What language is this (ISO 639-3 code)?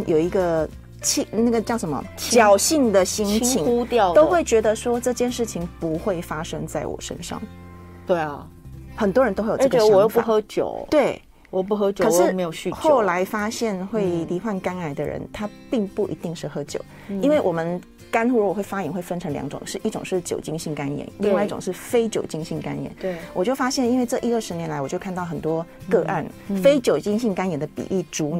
zho